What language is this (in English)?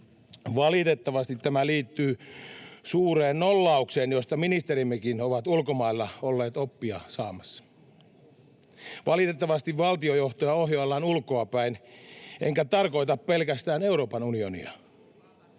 Finnish